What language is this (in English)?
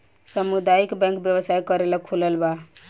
Bhojpuri